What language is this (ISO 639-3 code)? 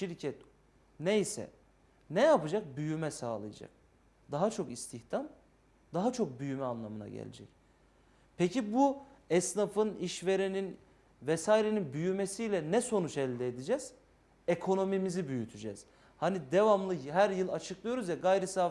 tur